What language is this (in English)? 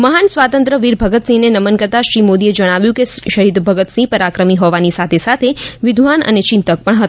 Gujarati